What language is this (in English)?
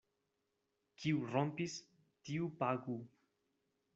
Esperanto